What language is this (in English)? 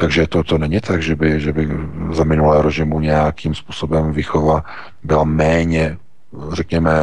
Czech